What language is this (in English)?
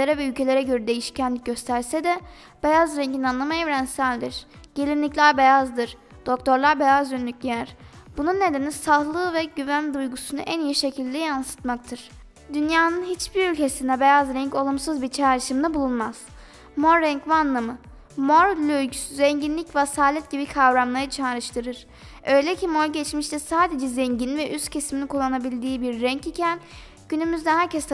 Turkish